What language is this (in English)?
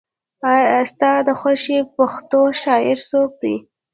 Pashto